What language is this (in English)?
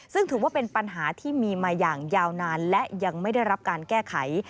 Thai